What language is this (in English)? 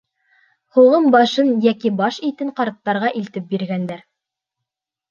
Bashkir